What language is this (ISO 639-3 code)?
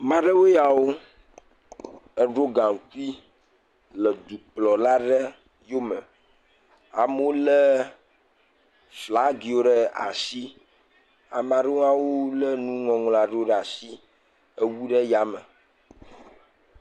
ewe